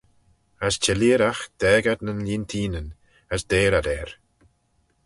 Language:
Manx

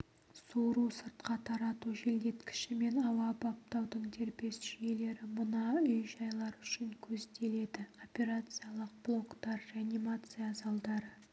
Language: Kazakh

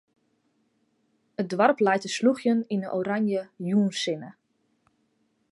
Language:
Western Frisian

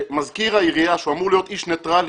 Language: Hebrew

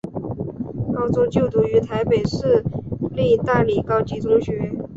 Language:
Chinese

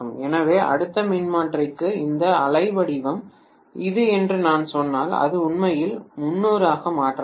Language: Tamil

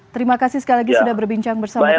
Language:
Indonesian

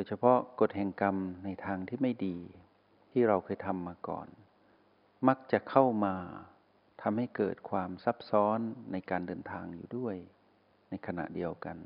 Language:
Thai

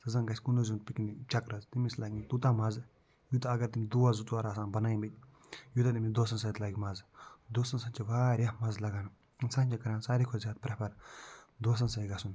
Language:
Kashmiri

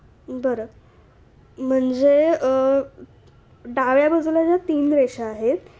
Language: Marathi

